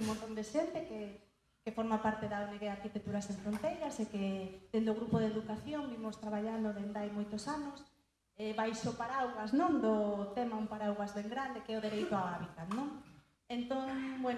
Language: Galician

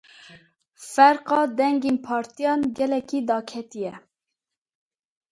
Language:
Kurdish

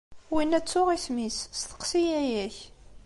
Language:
Kabyle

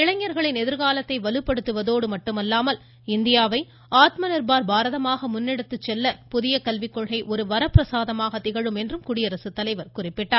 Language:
Tamil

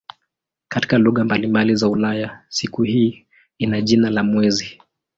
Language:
Swahili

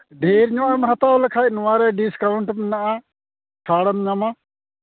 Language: Santali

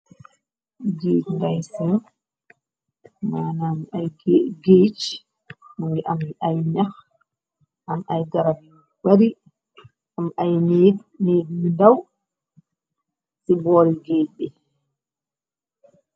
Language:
Wolof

